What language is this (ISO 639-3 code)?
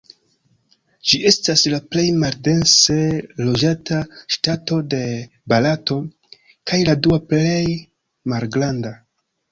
epo